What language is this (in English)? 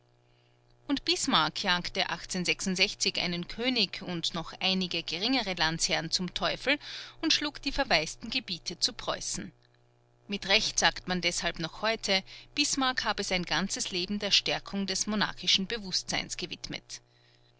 German